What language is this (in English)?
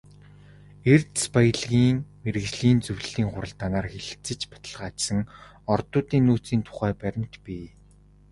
Mongolian